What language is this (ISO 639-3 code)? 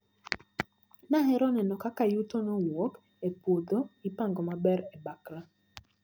luo